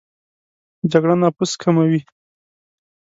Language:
Pashto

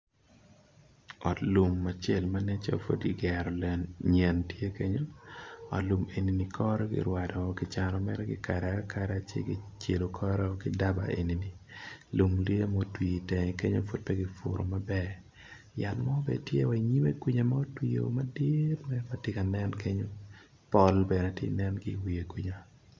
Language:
Acoli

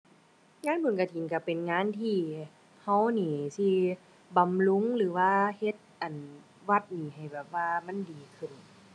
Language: Thai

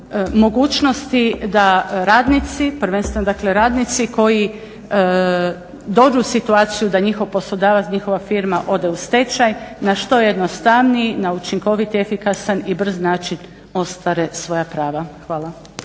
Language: Croatian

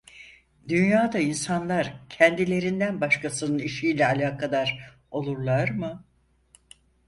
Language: Turkish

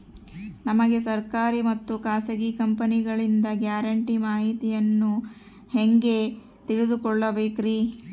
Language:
Kannada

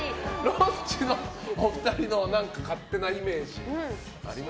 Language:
Japanese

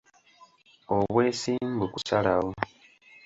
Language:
Ganda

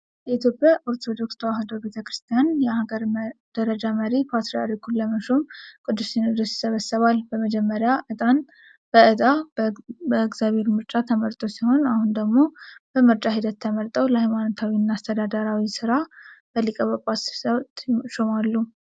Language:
Amharic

